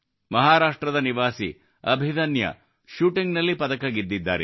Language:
Kannada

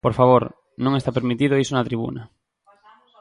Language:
Galician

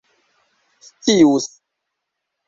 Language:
Esperanto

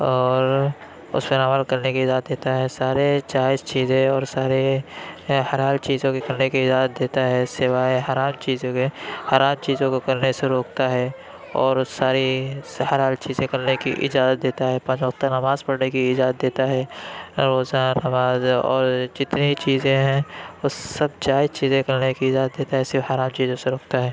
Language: Urdu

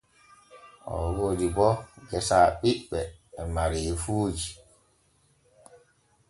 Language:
Borgu Fulfulde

